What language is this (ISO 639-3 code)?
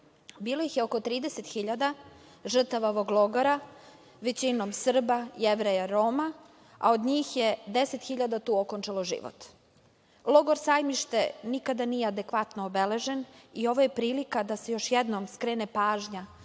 srp